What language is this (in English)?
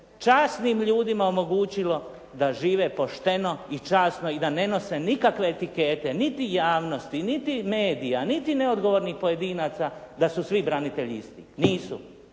Croatian